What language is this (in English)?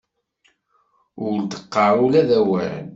Kabyle